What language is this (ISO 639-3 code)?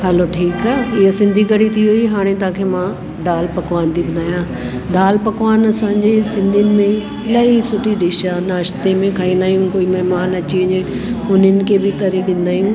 snd